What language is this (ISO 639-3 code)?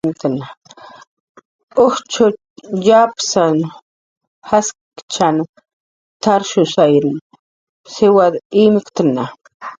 jqr